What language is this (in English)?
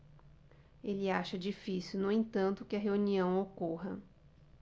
Portuguese